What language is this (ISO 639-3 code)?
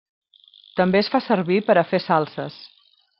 cat